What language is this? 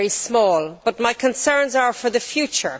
English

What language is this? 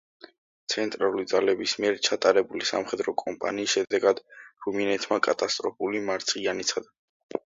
Georgian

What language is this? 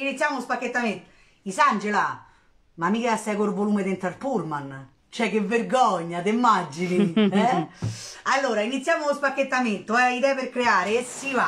Italian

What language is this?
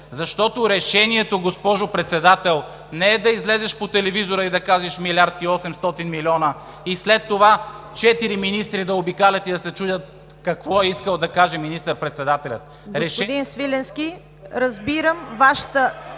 Bulgarian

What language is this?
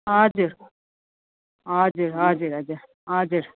Nepali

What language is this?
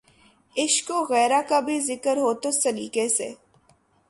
Urdu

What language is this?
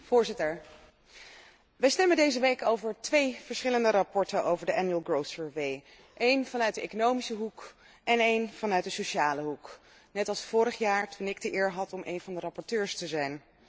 Dutch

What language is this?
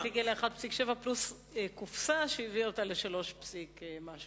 Hebrew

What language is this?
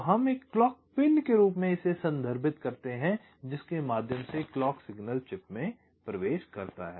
Hindi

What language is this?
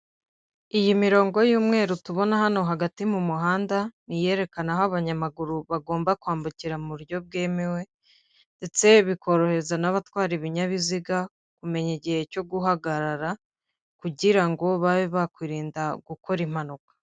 Kinyarwanda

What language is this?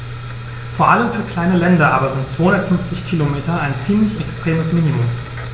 German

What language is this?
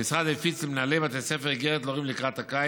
Hebrew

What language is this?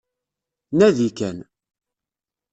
Kabyle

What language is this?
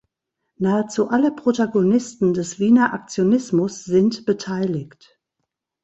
German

